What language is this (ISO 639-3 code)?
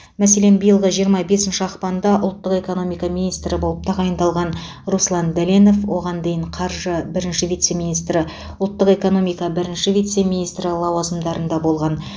kaz